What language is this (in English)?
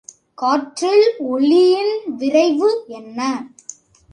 Tamil